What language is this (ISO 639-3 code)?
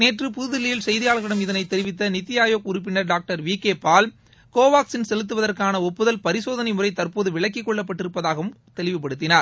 tam